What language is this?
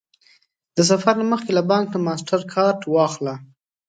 Pashto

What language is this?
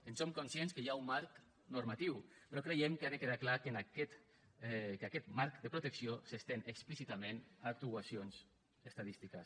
Catalan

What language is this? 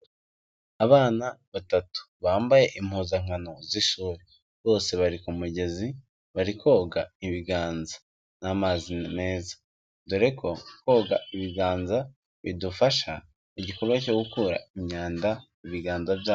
Kinyarwanda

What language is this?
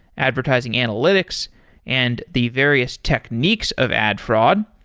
English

